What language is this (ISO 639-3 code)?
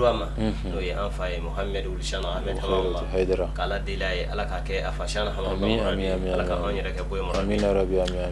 ind